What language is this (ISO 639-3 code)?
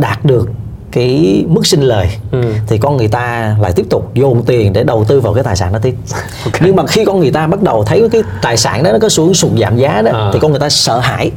vie